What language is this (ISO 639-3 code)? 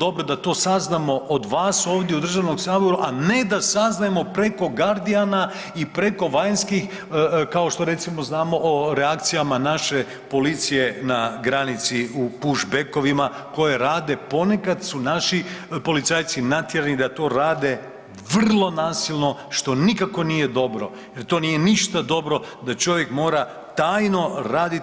hrv